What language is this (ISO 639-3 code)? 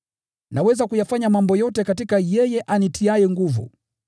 swa